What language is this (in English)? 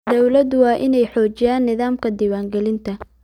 Somali